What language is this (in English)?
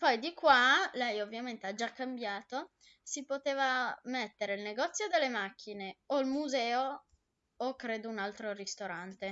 Italian